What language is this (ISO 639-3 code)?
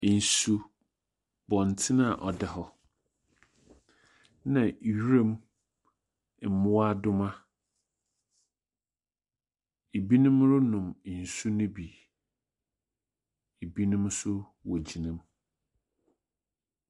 aka